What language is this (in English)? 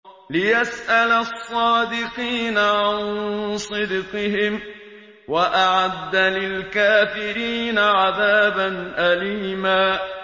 Arabic